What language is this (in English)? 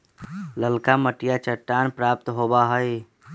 Magahi